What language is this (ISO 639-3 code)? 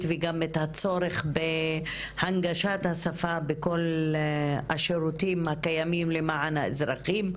heb